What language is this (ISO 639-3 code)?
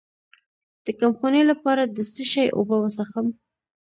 pus